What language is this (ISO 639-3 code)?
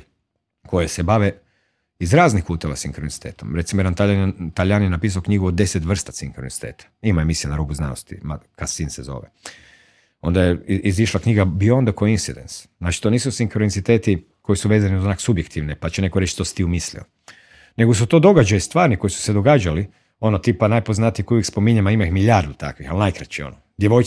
hrv